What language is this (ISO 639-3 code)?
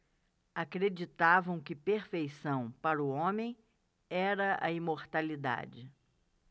por